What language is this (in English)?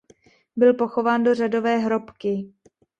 Czech